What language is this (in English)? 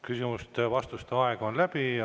Estonian